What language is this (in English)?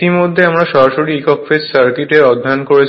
Bangla